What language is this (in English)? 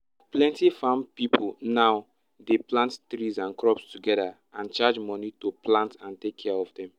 Nigerian Pidgin